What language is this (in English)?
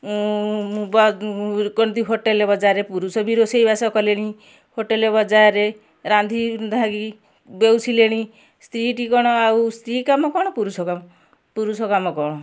Odia